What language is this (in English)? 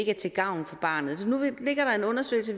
Danish